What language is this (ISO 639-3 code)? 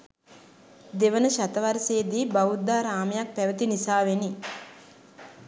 sin